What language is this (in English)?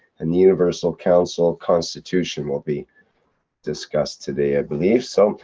English